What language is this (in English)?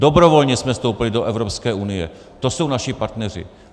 Czech